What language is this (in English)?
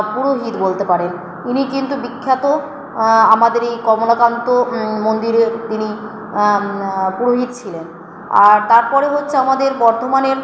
Bangla